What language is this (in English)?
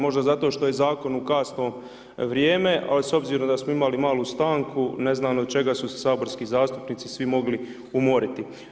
Croatian